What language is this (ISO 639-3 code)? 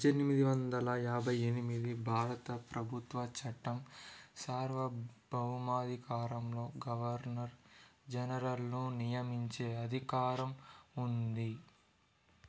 tel